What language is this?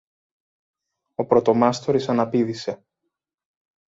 Greek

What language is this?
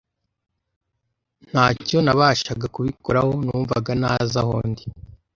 Kinyarwanda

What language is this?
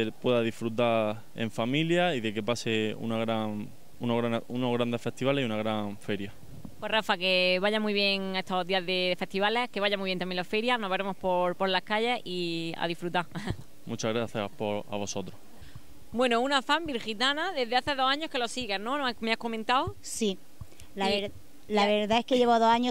Spanish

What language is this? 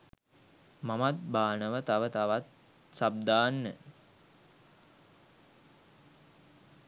Sinhala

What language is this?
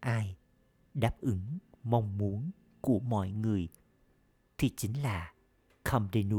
Vietnamese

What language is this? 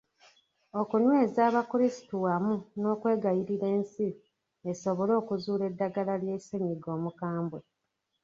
Ganda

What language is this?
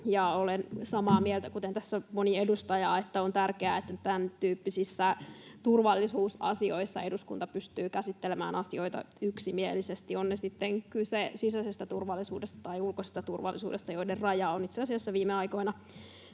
Finnish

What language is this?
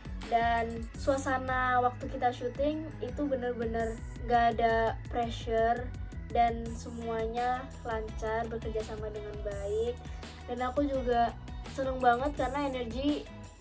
Indonesian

